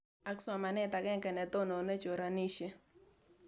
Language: Kalenjin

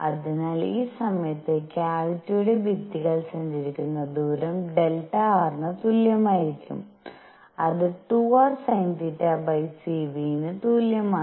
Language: Malayalam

